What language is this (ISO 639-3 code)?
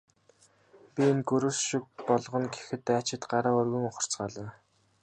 mon